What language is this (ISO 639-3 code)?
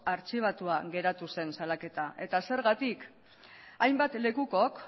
eus